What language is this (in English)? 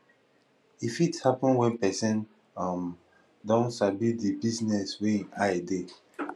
Nigerian Pidgin